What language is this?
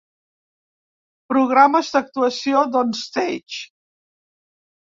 Catalan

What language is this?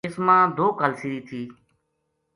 Gujari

